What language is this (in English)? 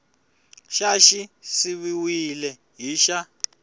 Tsonga